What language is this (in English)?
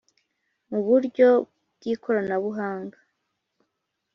Kinyarwanda